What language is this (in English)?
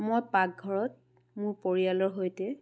Assamese